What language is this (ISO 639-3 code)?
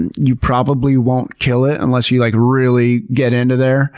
eng